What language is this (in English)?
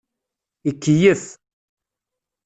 Kabyle